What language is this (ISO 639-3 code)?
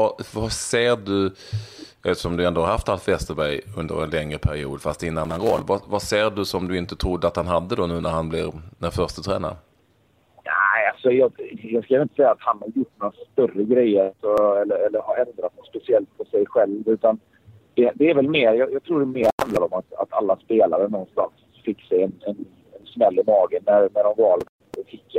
swe